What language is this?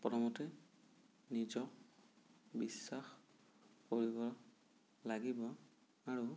Assamese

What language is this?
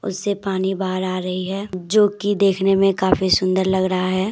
Hindi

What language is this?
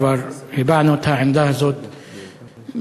Hebrew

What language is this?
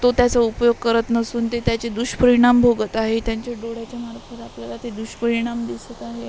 Marathi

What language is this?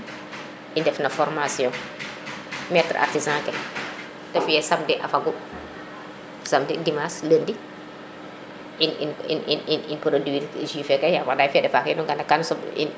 Serer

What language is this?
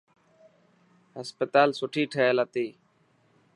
Dhatki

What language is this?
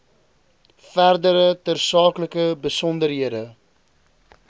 Afrikaans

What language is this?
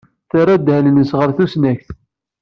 Kabyle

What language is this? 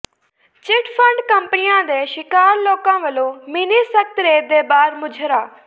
Punjabi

